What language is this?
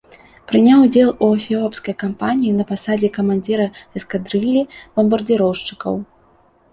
Belarusian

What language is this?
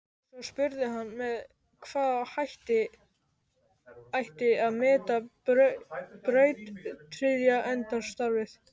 Icelandic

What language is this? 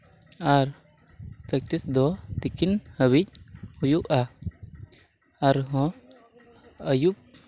Santali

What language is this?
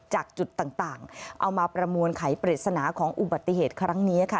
Thai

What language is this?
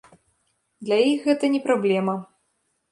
Belarusian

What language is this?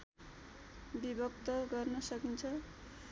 Nepali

